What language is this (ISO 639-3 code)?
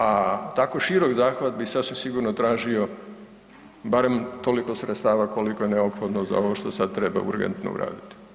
hrv